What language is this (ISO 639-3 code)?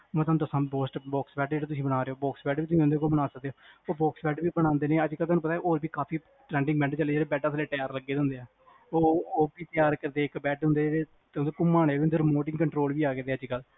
pan